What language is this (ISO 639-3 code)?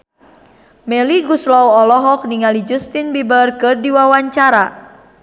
sun